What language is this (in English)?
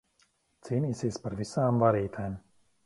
Latvian